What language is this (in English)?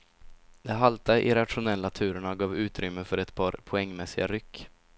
Swedish